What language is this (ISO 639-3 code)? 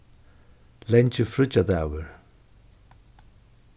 fao